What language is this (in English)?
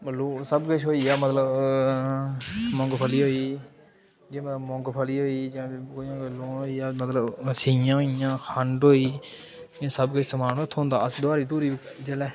Dogri